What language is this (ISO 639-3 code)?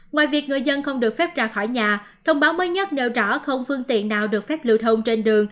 vie